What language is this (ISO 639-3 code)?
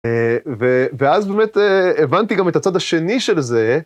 heb